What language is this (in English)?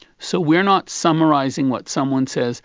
English